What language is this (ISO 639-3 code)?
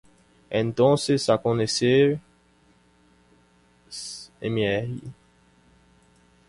spa